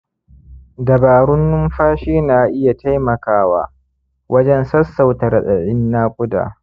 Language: Hausa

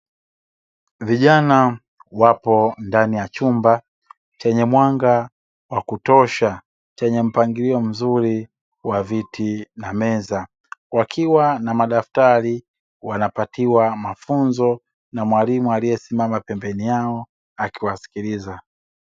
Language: Swahili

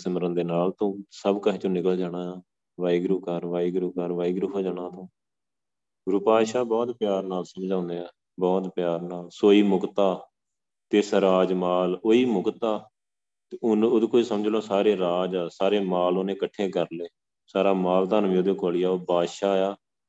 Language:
Punjabi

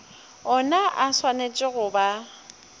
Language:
Northern Sotho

